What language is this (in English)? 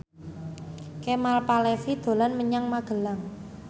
Javanese